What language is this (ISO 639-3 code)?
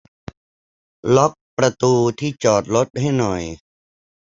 tha